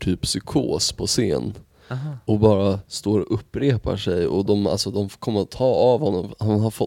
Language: Swedish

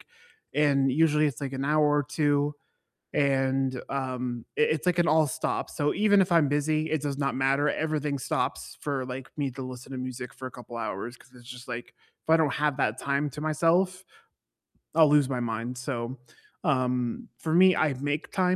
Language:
English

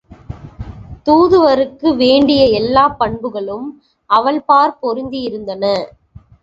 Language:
Tamil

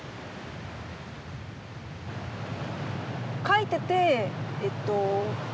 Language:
Japanese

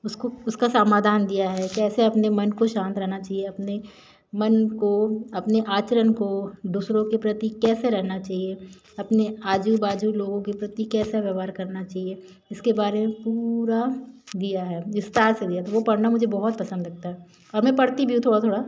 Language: Hindi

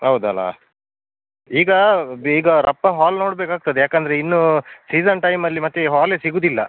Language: Kannada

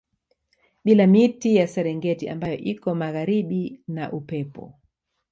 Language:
Swahili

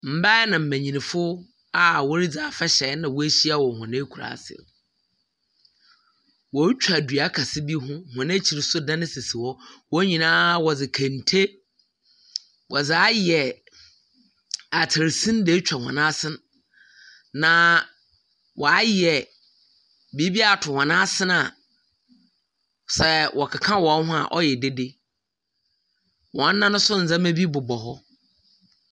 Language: Akan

